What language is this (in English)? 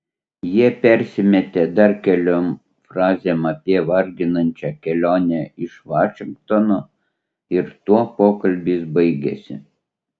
Lithuanian